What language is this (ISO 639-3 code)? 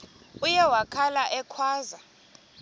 xho